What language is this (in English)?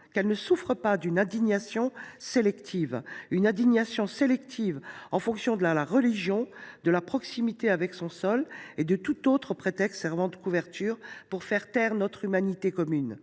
French